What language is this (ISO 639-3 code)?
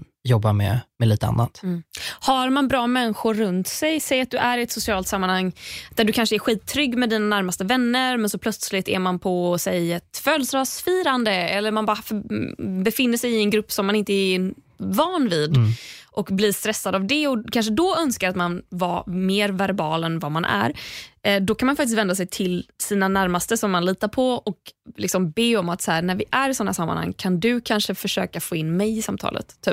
swe